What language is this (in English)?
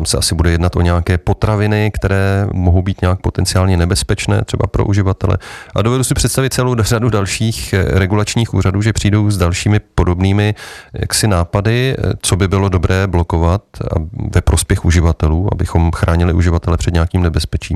Czech